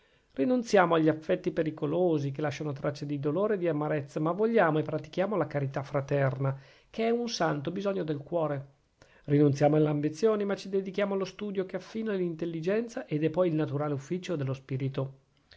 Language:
Italian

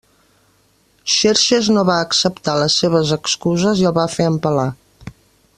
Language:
Catalan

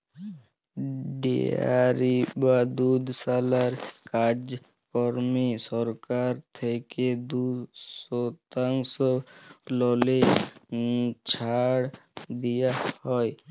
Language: Bangla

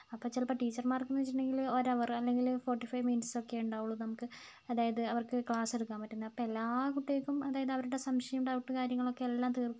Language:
Malayalam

